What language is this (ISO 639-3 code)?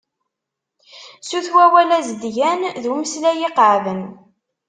kab